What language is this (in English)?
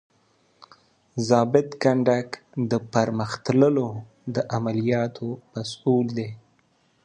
Pashto